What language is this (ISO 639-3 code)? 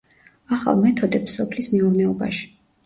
kat